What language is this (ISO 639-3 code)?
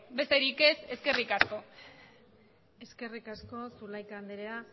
eus